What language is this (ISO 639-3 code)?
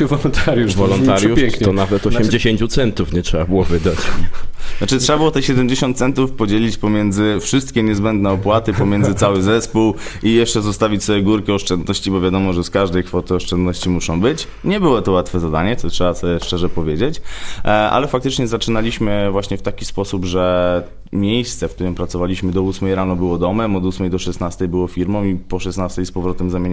pol